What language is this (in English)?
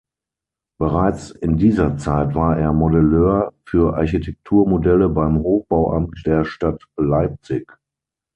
German